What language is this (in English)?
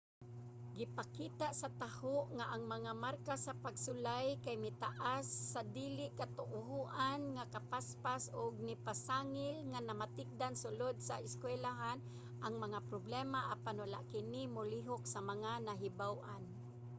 Cebuano